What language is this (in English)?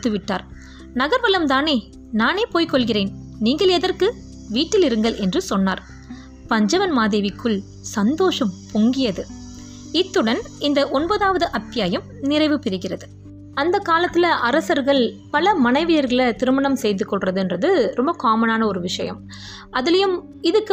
Tamil